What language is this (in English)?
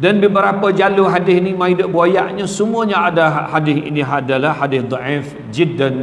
Malay